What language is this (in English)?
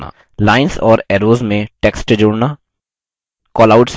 Hindi